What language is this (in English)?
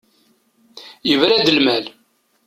Kabyle